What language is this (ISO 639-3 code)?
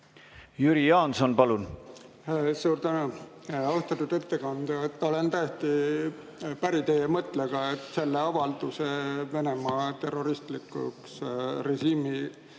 est